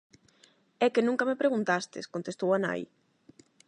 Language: Galician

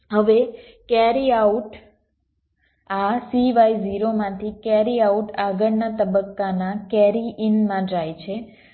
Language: Gujarati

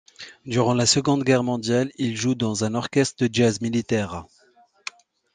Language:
French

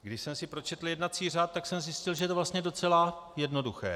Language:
Czech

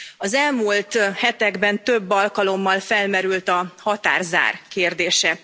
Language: Hungarian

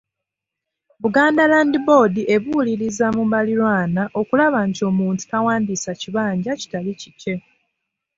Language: Ganda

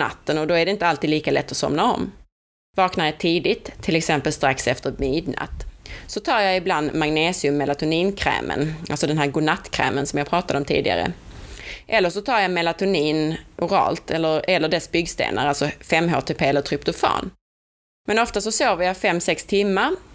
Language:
Swedish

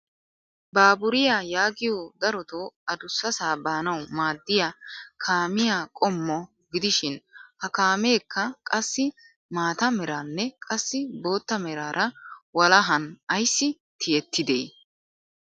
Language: Wolaytta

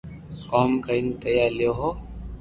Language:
Loarki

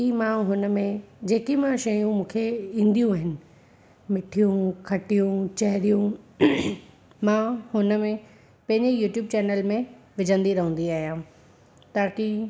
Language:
Sindhi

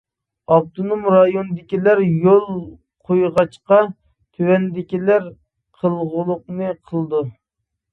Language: Uyghur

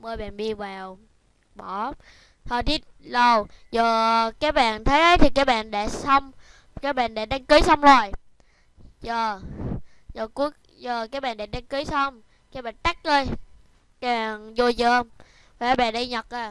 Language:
Vietnamese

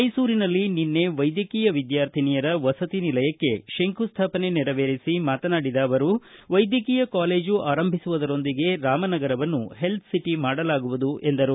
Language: Kannada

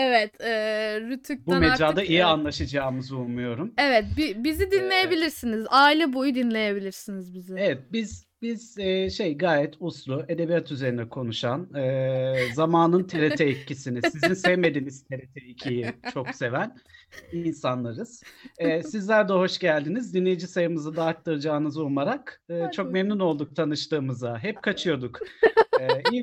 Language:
Turkish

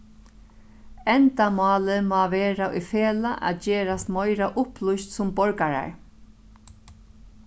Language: Faroese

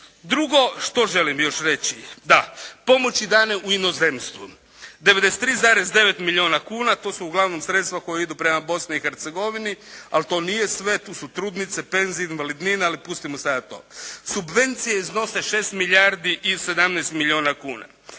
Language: Croatian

